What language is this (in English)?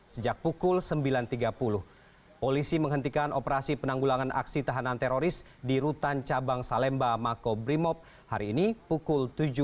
Indonesian